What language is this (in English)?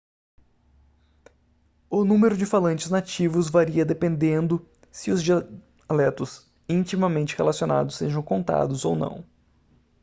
Portuguese